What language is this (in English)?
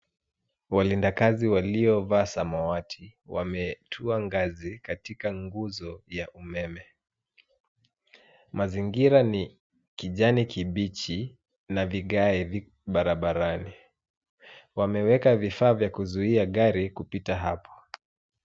Swahili